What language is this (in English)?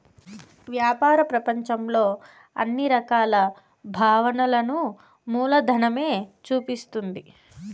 Telugu